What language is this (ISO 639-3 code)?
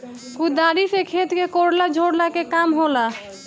bho